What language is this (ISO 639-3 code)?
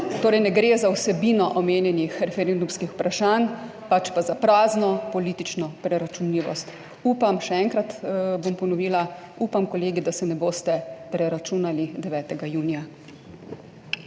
slv